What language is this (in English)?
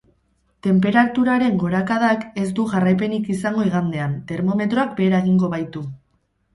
Basque